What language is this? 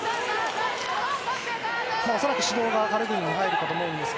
Japanese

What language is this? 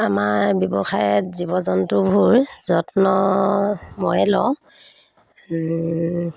Assamese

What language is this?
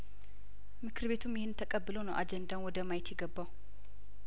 Amharic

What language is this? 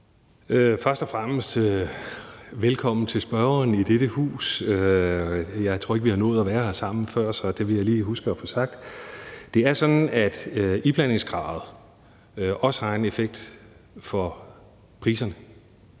Danish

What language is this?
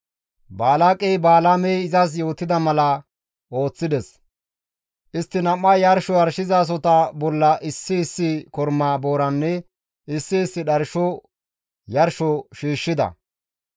Gamo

